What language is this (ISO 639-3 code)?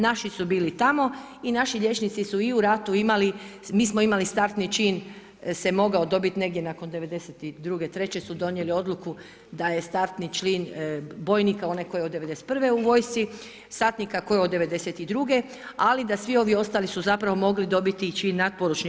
hrv